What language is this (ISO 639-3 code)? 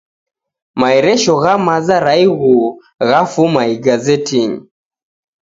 dav